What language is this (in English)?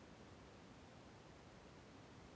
Kannada